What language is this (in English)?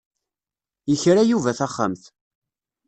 Kabyle